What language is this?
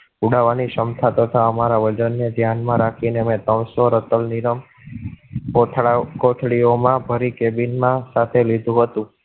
Gujarati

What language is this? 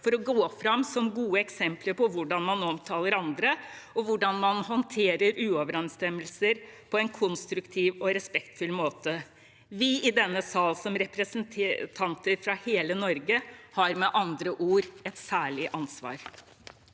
Norwegian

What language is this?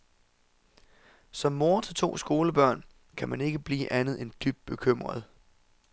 Danish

